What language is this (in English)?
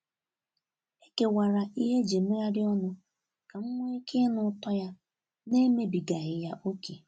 Igbo